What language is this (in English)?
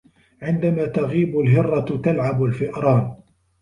Arabic